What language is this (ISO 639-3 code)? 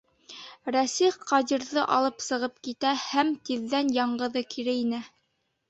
bak